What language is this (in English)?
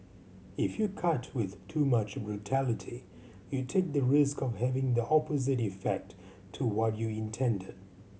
English